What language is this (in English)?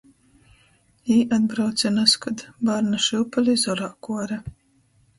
Latgalian